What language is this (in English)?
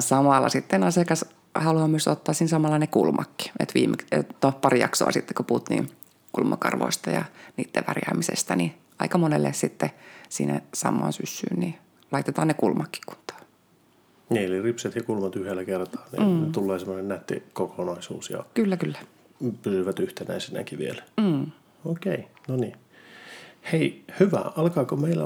Finnish